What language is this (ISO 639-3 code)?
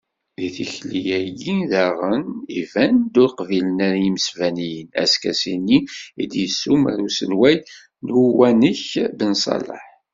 kab